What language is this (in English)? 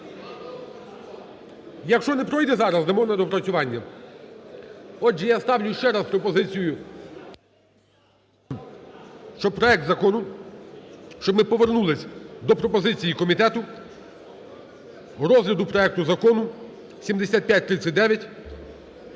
Ukrainian